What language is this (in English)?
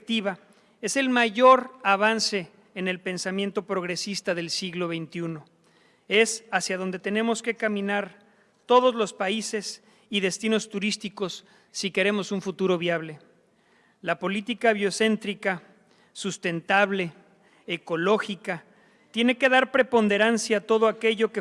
Spanish